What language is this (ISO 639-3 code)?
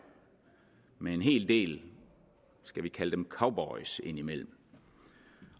dan